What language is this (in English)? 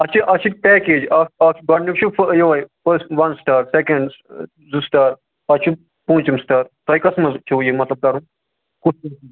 Kashmiri